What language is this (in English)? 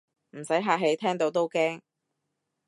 Cantonese